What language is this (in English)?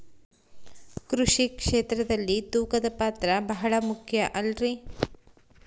Kannada